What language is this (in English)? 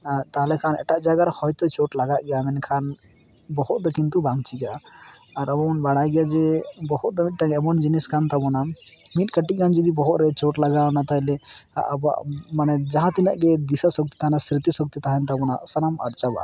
Santali